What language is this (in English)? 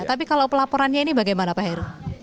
Indonesian